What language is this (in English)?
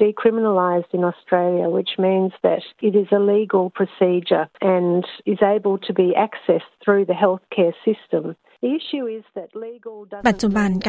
Thai